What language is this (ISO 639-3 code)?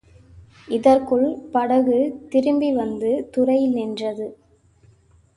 tam